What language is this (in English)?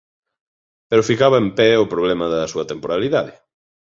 Galician